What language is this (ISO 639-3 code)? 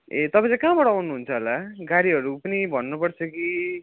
nep